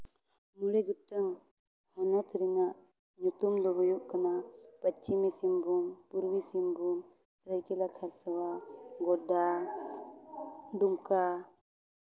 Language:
Santali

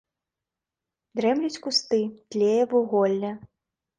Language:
Belarusian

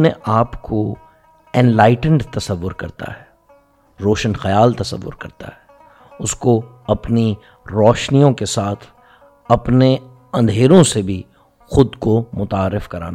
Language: Urdu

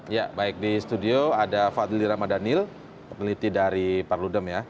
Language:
Indonesian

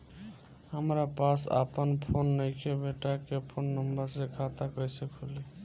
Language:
Bhojpuri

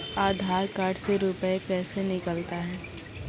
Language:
Maithili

